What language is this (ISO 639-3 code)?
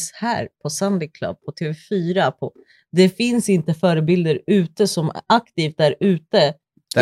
swe